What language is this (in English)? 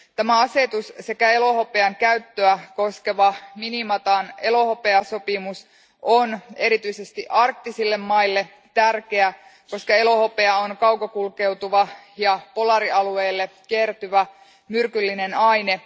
Finnish